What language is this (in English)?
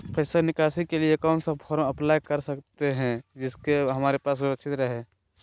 Magahi